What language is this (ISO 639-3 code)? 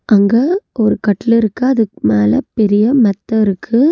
tam